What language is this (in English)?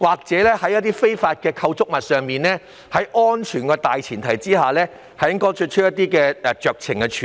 Cantonese